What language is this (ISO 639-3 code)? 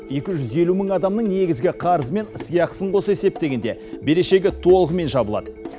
kaz